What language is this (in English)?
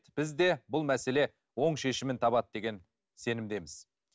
Kazakh